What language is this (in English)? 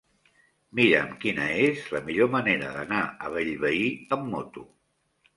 Catalan